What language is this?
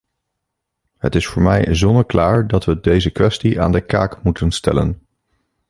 Dutch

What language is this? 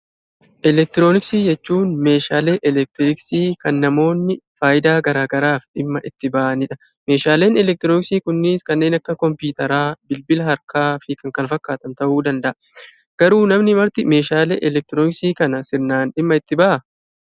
Oromo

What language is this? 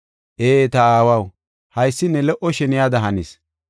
Gofa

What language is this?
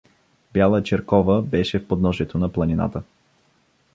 Bulgarian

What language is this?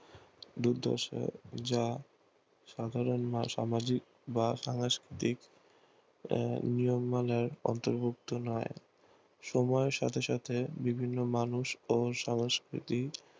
Bangla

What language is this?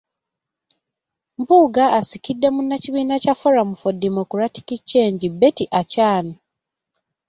Ganda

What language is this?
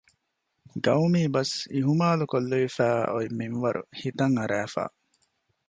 Divehi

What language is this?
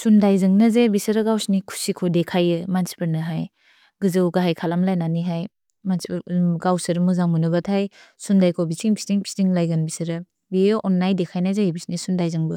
Bodo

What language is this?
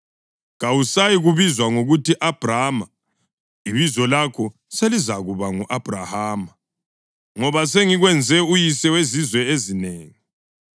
North Ndebele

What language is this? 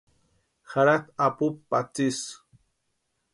Western Highland Purepecha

